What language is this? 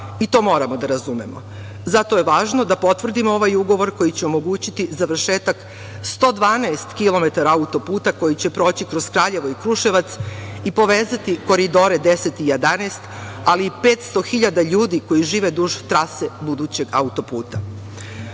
Serbian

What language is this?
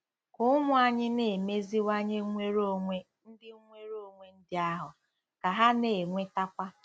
Igbo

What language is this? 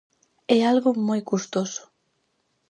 Galician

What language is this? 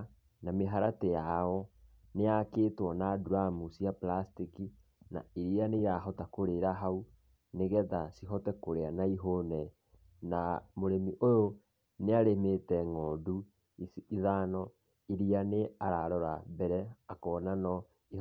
Kikuyu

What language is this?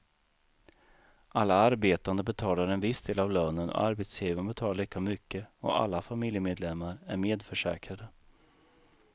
Swedish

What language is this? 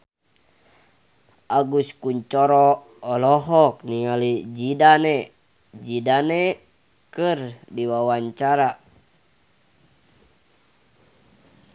Sundanese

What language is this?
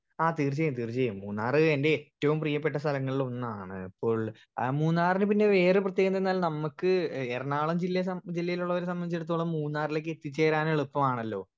Malayalam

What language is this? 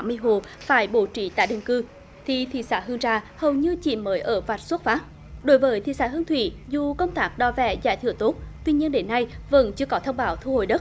Vietnamese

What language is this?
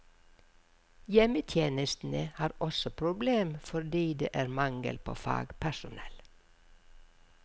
Norwegian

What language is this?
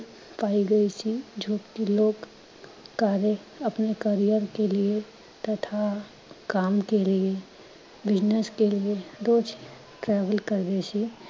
Punjabi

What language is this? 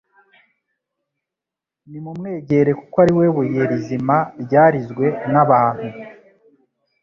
Kinyarwanda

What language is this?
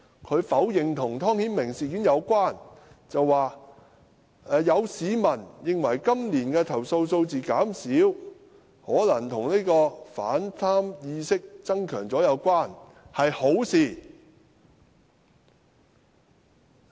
Cantonese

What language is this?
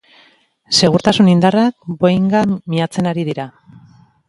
Basque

